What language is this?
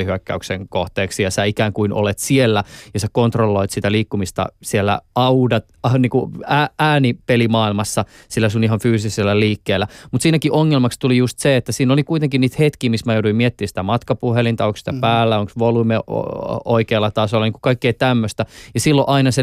Finnish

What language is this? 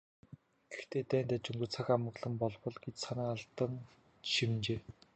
Mongolian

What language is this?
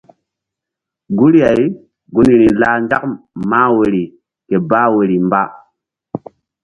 Mbum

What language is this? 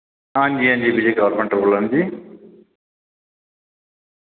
Dogri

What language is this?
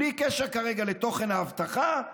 Hebrew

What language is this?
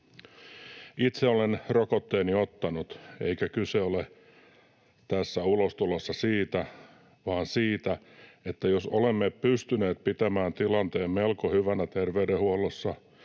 Finnish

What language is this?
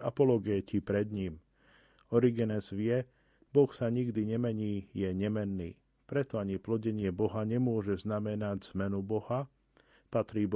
Slovak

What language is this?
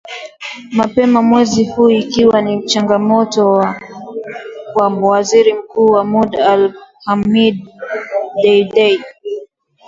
Swahili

